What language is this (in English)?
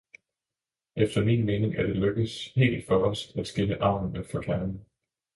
Danish